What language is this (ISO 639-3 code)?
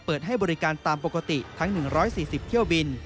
tha